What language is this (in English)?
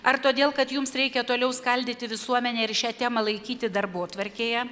Lithuanian